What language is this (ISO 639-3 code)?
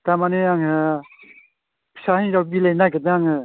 brx